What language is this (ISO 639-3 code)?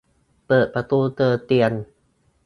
tha